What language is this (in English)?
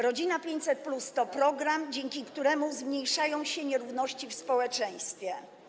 Polish